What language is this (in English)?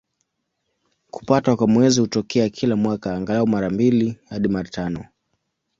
Swahili